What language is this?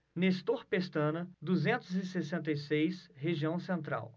Portuguese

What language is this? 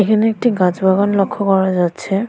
Bangla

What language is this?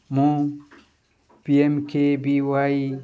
Odia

